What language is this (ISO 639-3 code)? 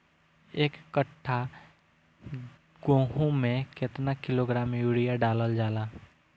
bho